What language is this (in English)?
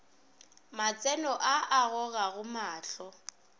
Northern Sotho